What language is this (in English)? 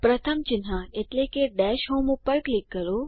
Gujarati